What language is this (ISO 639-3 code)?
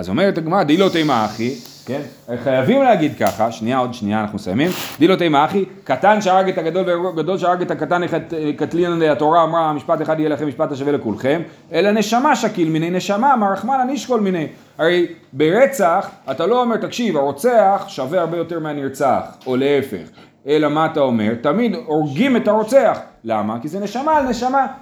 heb